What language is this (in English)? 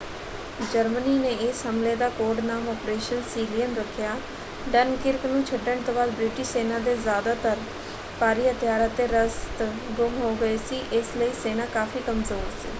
Punjabi